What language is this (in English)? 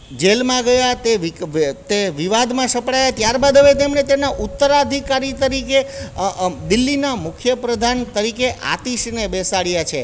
Gujarati